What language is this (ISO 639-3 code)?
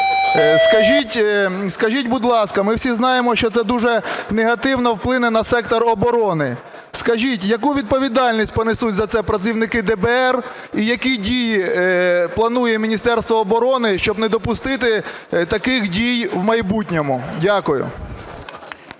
ukr